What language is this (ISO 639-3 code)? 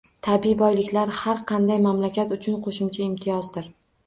uzb